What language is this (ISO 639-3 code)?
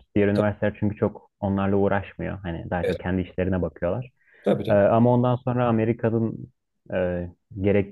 tur